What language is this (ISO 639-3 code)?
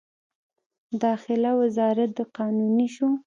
pus